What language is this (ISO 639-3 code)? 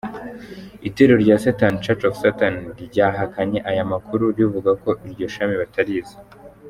kin